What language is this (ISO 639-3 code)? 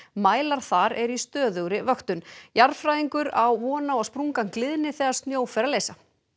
isl